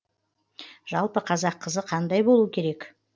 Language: Kazakh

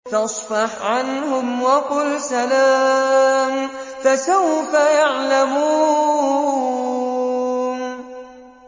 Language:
Arabic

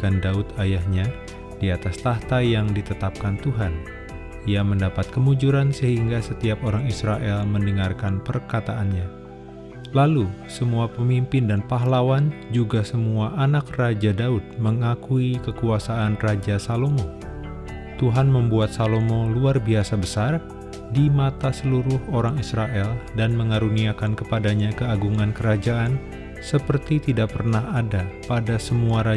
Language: Indonesian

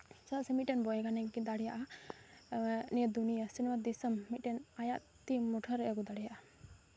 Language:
Santali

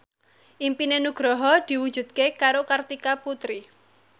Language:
Javanese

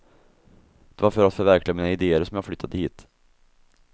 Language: Swedish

